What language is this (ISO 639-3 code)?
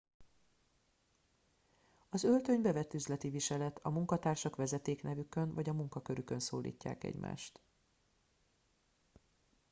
hun